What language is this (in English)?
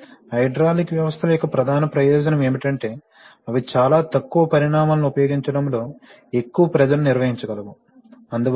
Telugu